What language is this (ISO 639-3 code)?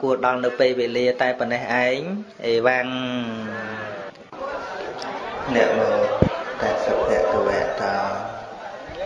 vie